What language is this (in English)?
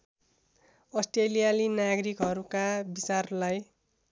Nepali